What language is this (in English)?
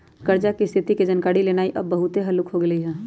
Magahi